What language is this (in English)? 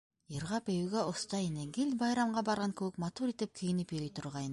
Bashkir